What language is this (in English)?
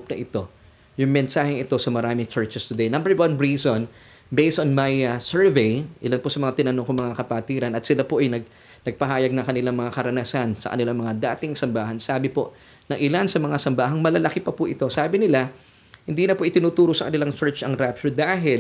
Filipino